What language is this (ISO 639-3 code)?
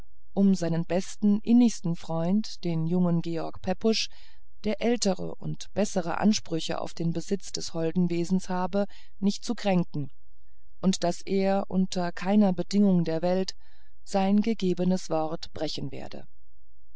deu